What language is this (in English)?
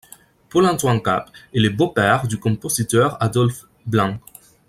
French